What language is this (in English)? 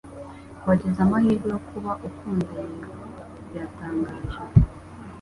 Kinyarwanda